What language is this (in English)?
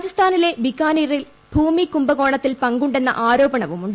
Malayalam